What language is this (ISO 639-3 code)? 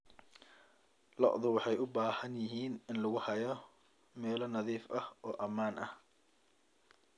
som